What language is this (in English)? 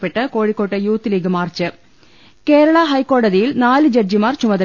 Malayalam